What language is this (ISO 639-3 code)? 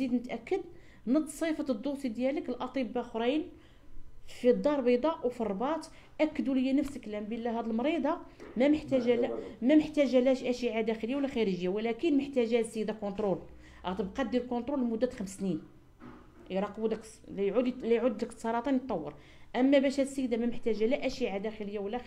ara